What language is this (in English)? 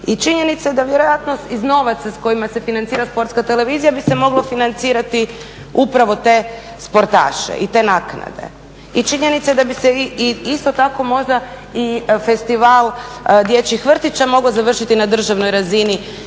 Croatian